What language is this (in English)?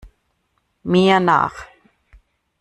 German